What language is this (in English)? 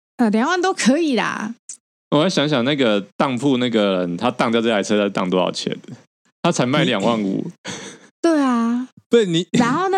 Chinese